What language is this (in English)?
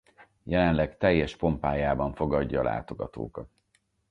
Hungarian